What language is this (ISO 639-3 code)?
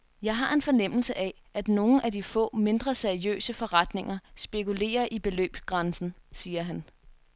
dan